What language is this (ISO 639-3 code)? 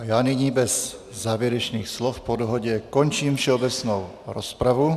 ces